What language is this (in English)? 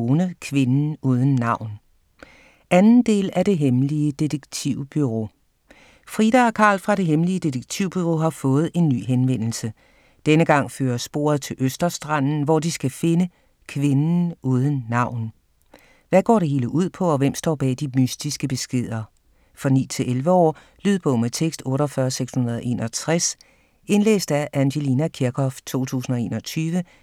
Danish